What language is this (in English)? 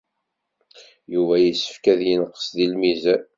Kabyle